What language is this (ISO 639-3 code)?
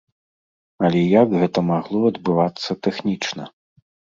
bel